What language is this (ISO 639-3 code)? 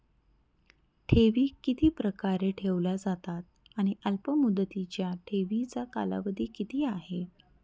mar